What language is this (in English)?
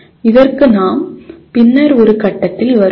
Tamil